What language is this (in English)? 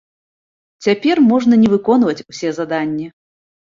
Belarusian